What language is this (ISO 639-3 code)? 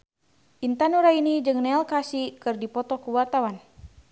sun